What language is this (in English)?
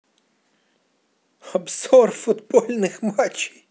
Russian